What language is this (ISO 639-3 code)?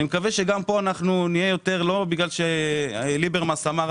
heb